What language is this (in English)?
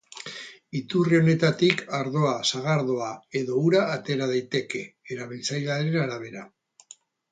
Basque